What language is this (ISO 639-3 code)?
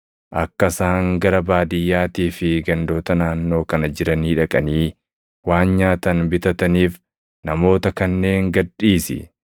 orm